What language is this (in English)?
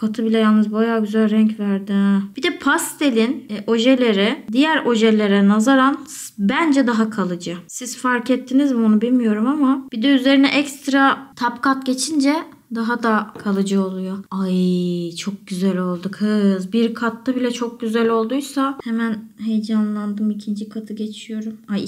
Turkish